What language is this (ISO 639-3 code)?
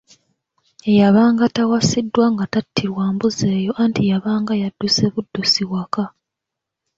lug